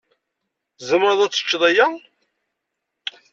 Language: Kabyle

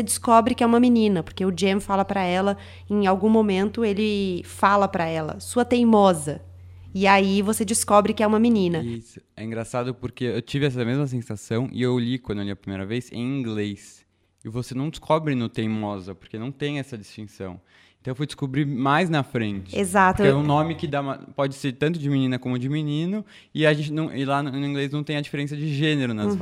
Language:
Portuguese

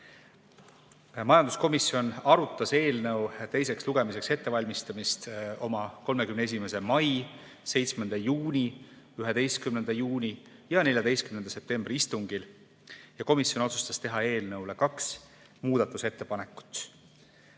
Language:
Estonian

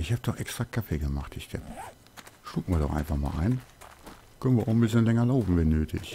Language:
German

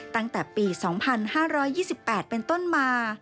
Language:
Thai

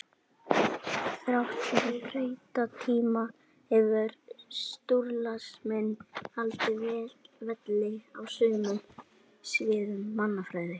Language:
Icelandic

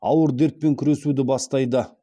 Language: Kazakh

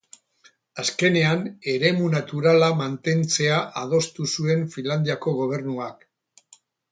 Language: Basque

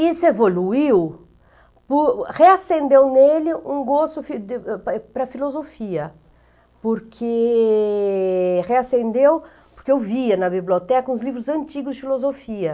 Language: Portuguese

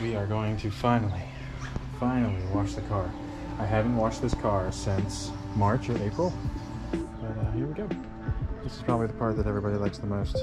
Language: English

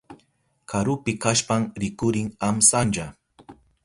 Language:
Southern Pastaza Quechua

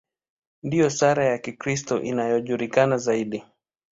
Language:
Swahili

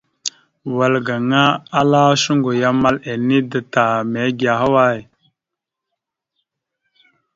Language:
Mada (Cameroon)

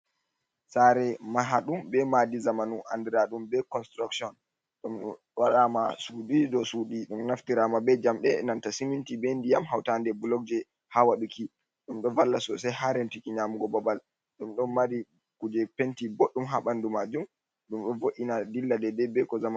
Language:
Fula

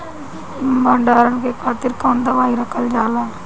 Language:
Bhojpuri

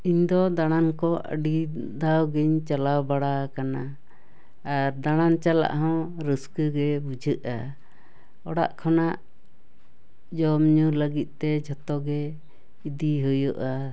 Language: Santali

